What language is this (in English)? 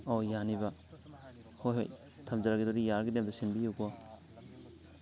Manipuri